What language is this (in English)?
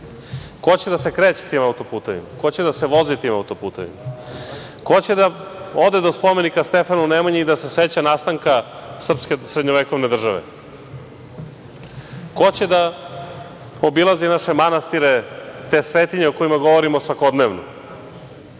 Serbian